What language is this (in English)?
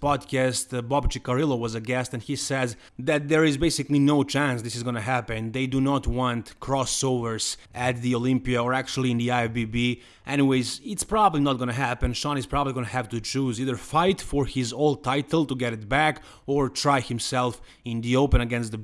English